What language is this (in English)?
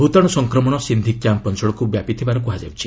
Odia